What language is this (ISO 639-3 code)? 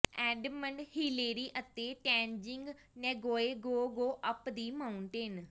pan